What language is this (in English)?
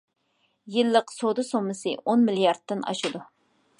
Uyghur